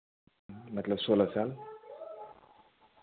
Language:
Hindi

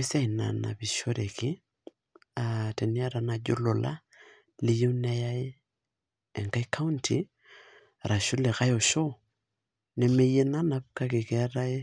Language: Masai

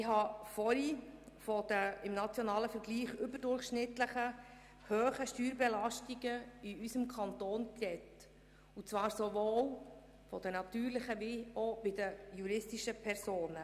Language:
Swiss German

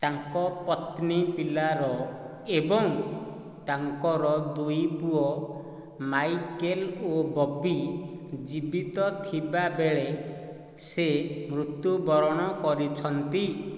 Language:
Odia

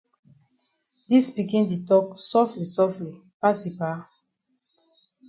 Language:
Cameroon Pidgin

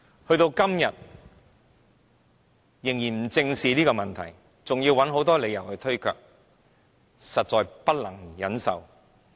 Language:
Cantonese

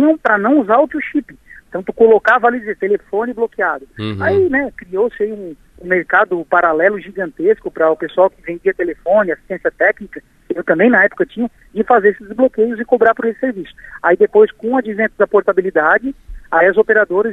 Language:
Portuguese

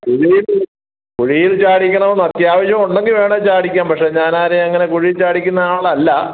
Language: Malayalam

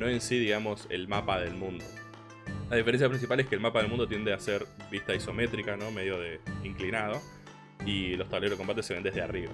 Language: Spanish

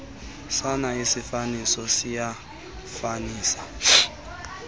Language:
Xhosa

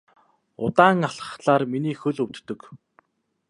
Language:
Mongolian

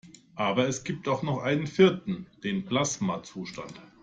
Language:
German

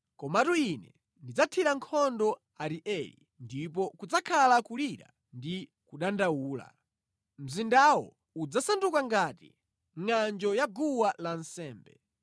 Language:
Nyanja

